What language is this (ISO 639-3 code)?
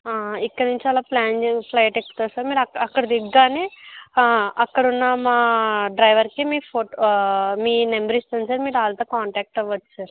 tel